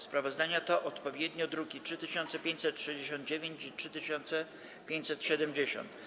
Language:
Polish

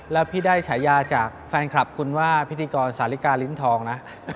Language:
Thai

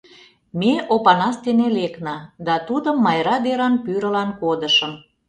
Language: Mari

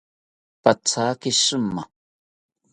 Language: South Ucayali Ashéninka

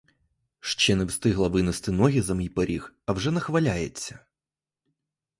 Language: Ukrainian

